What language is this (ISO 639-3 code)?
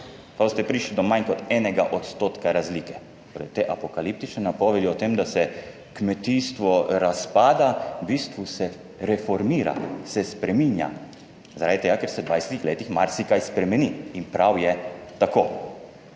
slv